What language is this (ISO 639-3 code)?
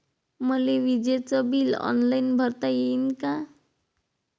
mar